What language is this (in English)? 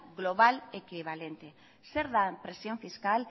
Basque